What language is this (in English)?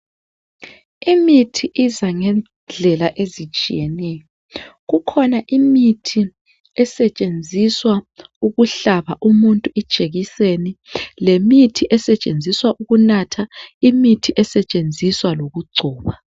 North Ndebele